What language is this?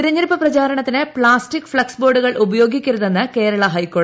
Malayalam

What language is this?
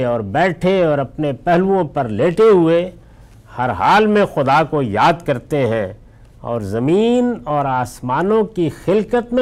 Urdu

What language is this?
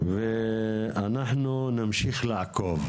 Hebrew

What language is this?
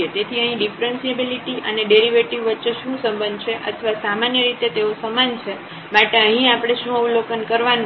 Gujarati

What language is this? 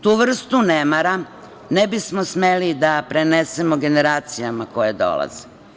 Serbian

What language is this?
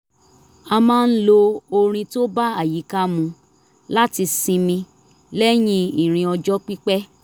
Yoruba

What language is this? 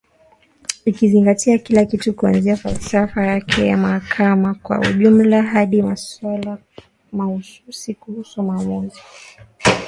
Swahili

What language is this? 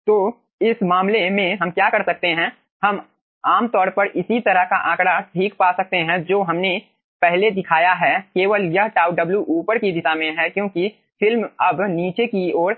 Hindi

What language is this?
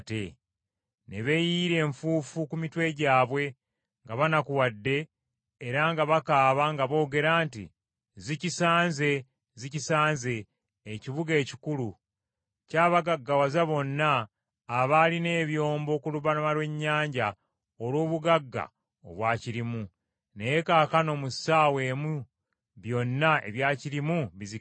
Ganda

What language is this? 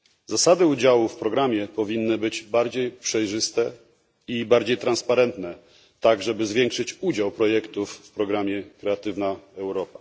Polish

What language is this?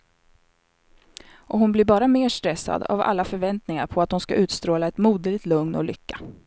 Swedish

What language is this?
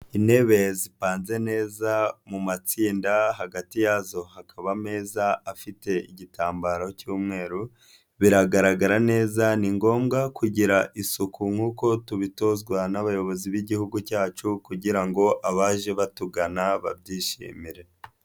Kinyarwanda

